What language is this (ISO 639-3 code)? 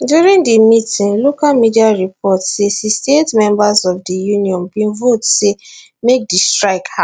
pcm